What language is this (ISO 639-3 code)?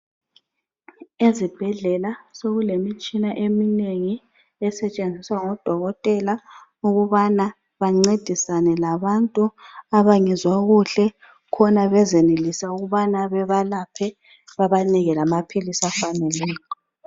nde